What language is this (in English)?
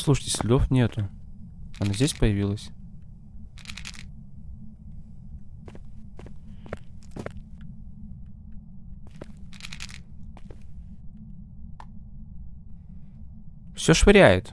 Russian